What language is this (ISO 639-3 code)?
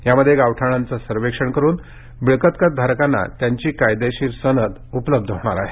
mar